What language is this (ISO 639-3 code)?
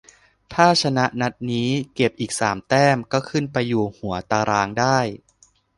tha